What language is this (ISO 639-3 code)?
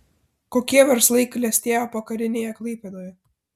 lit